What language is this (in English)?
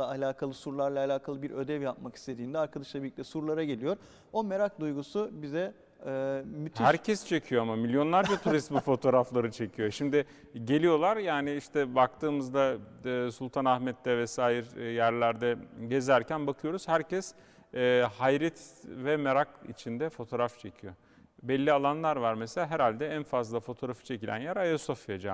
Turkish